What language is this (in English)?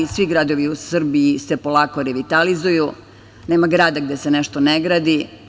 Serbian